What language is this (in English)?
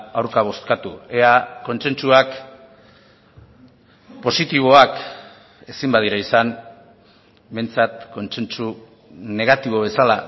Basque